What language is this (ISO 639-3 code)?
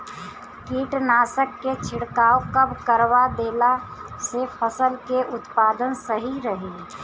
bho